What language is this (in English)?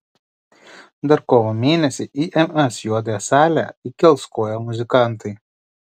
Lithuanian